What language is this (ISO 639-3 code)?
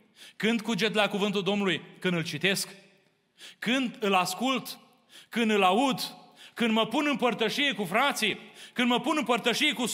ron